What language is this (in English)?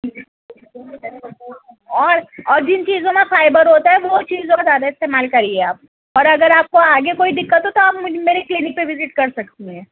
Urdu